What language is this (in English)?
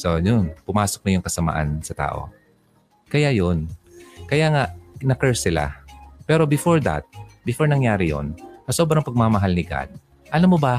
Filipino